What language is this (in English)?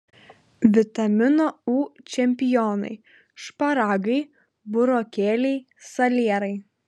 Lithuanian